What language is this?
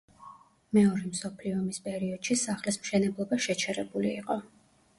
Georgian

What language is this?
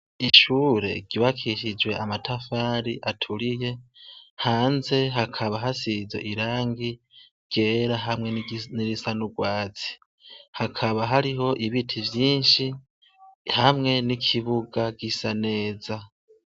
Rundi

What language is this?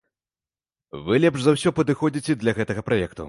Belarusian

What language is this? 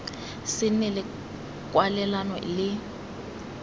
Tswana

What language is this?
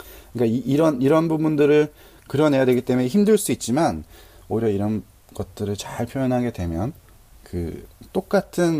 Korean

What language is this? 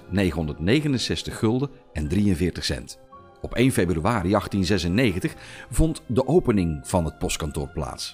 Dutch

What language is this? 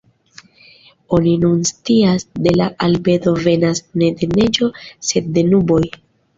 Esperanto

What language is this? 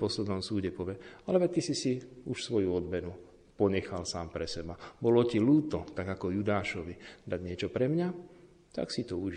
Slovak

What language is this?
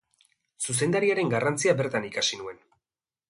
Basque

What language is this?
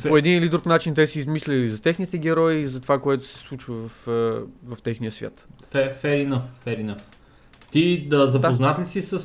Bulgarian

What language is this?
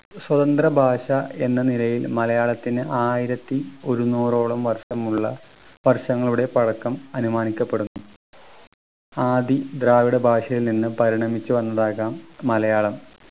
Malayalam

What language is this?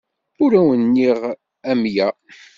Kabyle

